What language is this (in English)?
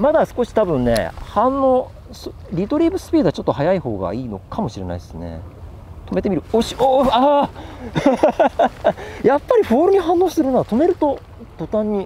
Japanese